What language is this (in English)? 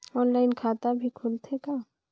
Chhattisgarhi